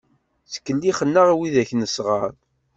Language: Kabyle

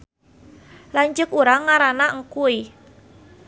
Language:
Sundanese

